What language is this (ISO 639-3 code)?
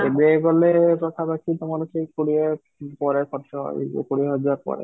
ori